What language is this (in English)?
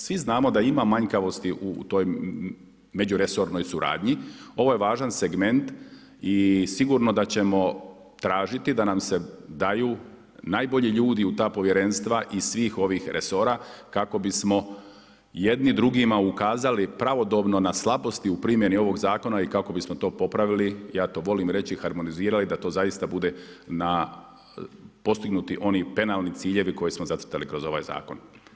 Croatian